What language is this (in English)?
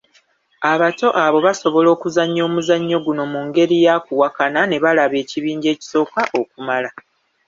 Ganda